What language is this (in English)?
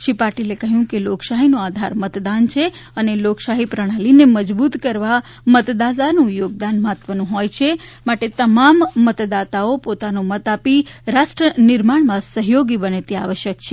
Gujarati